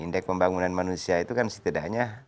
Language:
Indonesian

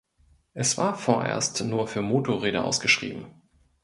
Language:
German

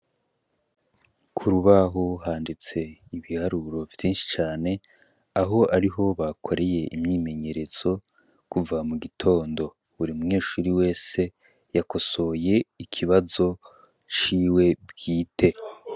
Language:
Rundi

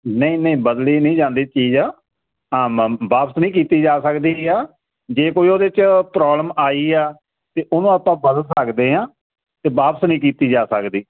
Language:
Punjabi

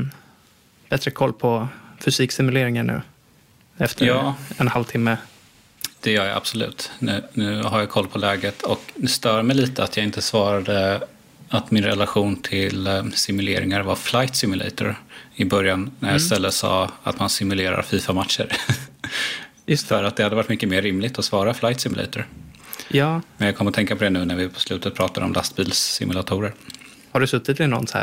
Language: Swedish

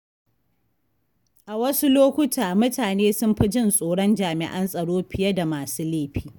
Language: Hausa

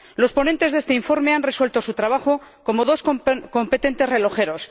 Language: Spanish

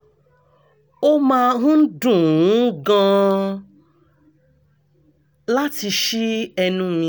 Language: Yoruba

